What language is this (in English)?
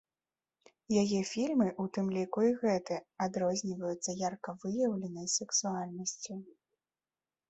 Belarusian